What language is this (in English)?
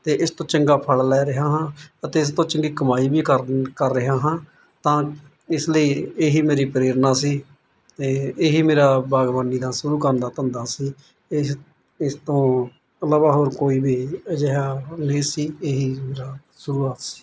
Punjabi